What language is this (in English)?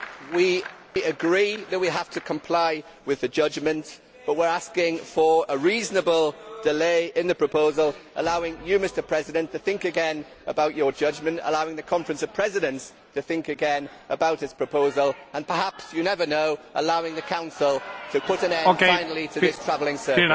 English